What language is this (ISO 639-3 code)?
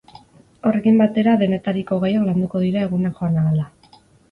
eus